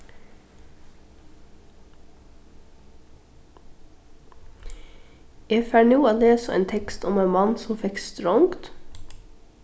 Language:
Faroese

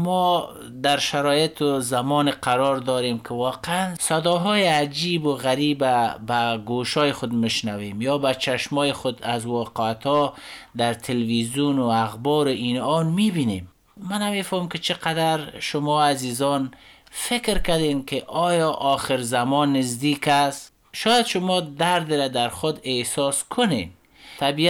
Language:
Persian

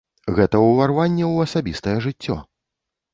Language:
Belarusian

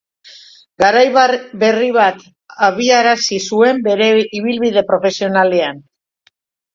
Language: Basque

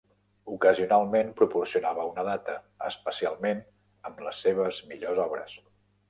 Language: Catalan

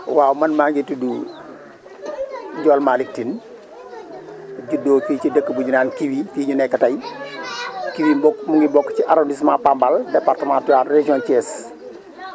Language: Wolof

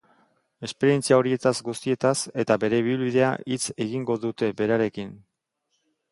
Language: Basque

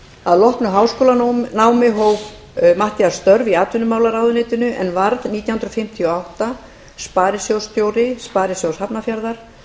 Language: Icelandic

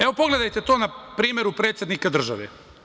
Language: Serbian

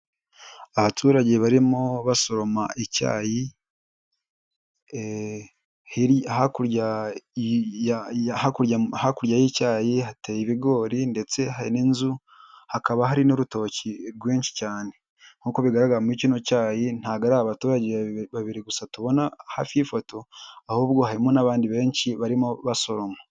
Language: Kinyarwanda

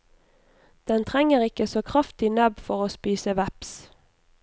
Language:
Norwegian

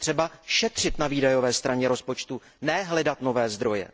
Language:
Czech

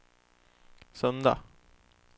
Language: Swedish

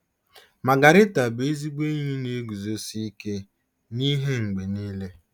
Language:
Igbo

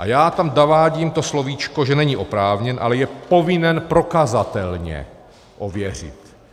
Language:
Czech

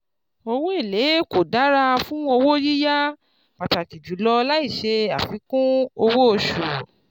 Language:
Yoruba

